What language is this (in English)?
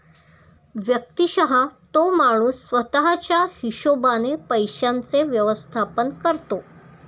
Marathi